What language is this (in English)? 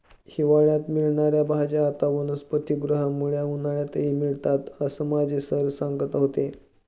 Marathi